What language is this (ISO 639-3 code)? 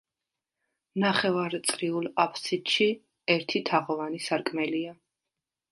kat